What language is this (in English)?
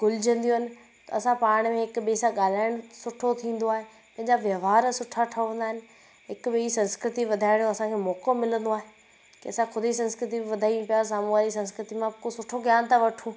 Sindhi